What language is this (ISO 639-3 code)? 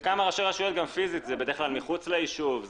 heb